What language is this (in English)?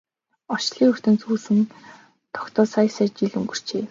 Mongolian